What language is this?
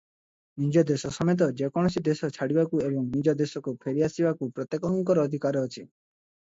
Odia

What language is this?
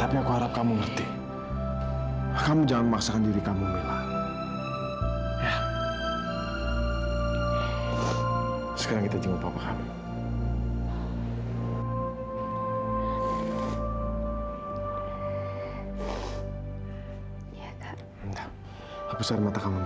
Indonesian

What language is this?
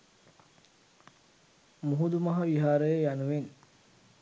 Sinhala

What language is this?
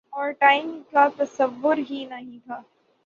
Urdu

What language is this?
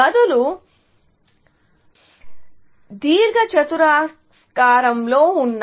Telugu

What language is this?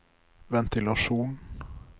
Norwegian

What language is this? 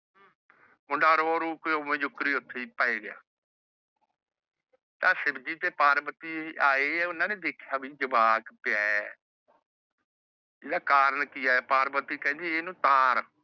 Punjabi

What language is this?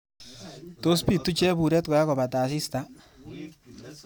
Kalenjin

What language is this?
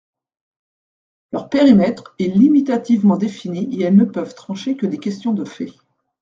French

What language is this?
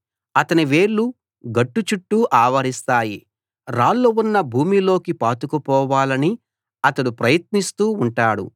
Telugu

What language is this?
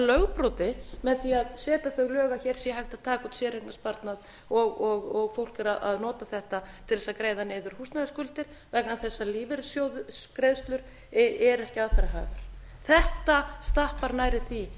Icelandic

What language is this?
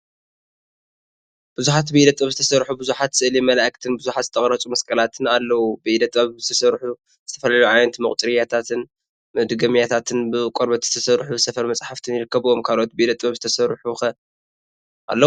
Tigrinya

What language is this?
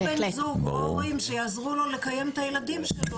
Hebrew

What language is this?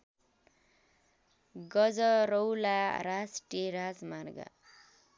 Nepali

